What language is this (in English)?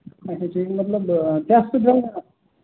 Kashmiri